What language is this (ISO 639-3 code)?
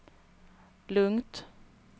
swe